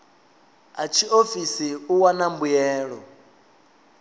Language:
Venda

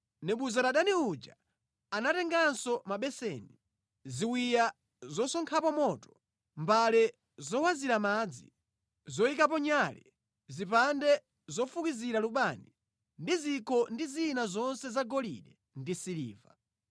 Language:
Nyanja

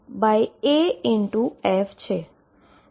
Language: Gujarati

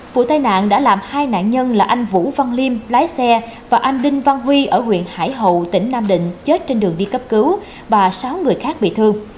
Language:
Vietnamese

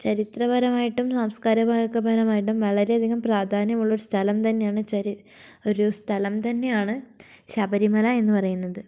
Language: Malayalam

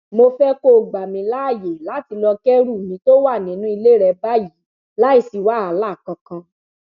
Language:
Yoruba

